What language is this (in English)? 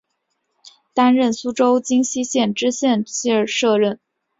Chinese